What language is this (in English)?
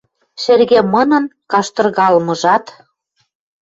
Western Mari